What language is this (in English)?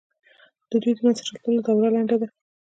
Pashto